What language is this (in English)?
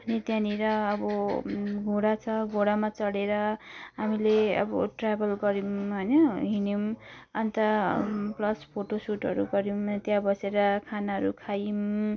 Nepali